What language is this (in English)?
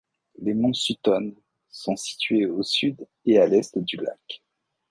French